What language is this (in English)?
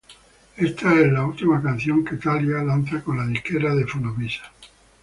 Spanish